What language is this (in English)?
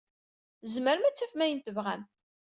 Kabyle